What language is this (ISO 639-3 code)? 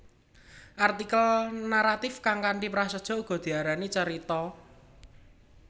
jav